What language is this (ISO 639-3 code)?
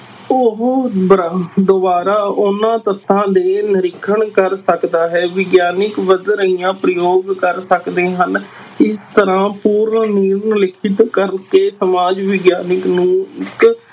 pan